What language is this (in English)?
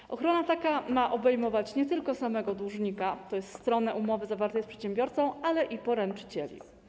Polish